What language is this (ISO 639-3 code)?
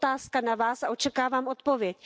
ces